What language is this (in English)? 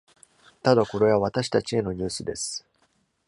Japanese